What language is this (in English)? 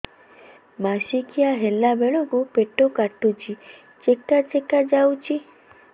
Odia